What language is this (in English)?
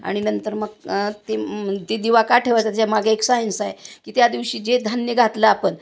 Marathi